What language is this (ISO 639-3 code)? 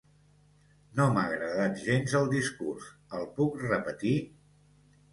cat